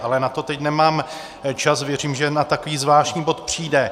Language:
Czech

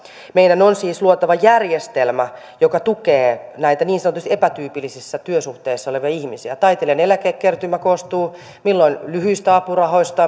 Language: Finnish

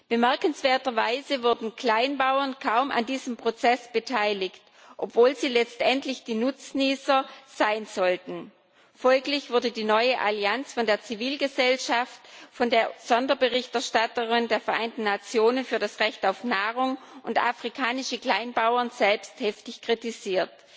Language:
German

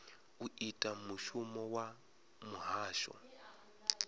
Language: Venda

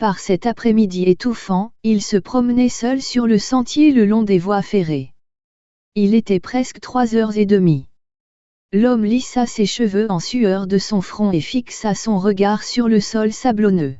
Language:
French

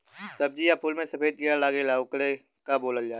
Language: Bhojpuri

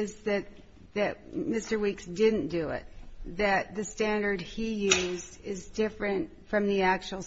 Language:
English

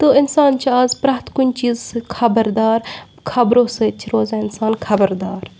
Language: Kashmiri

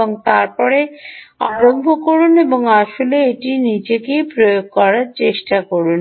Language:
Bangla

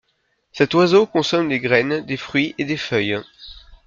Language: French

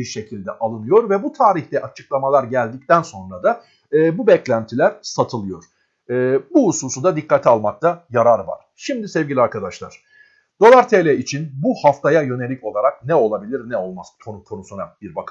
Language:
Turkish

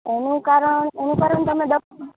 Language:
Gujarati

